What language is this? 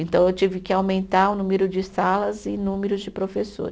Portuguese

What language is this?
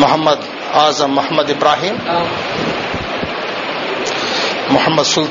Telugu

